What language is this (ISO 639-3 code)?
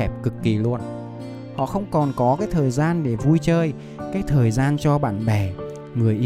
vie